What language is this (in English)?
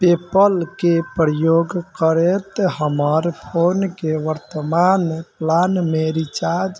Maithili